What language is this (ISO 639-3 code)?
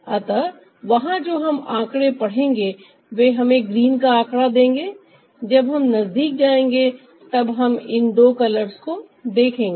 hin